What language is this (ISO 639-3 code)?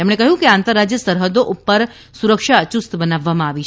guj